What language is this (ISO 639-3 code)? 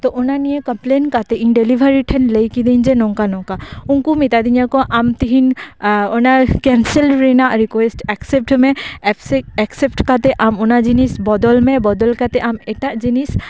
sat